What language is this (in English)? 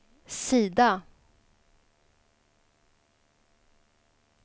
Swedish